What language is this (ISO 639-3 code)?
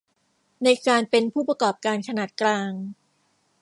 tha